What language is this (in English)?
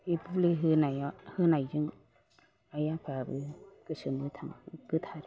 Bodo